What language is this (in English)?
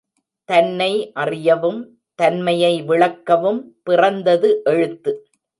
Tamil